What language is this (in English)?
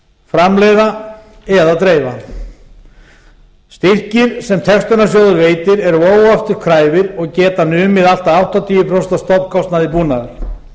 Icelandic